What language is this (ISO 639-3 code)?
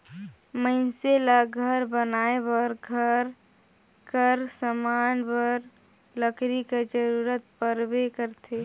hne